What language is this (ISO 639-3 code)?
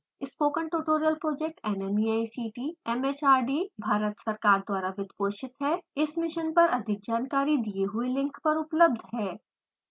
hin